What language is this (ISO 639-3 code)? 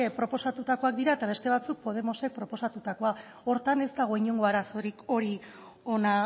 eus